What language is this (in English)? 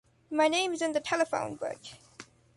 English